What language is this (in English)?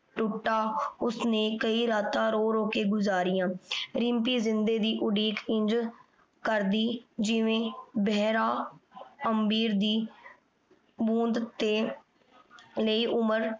Punjabi